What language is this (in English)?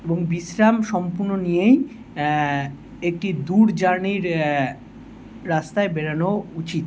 Bangla